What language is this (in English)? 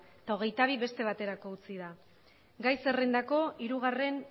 Basque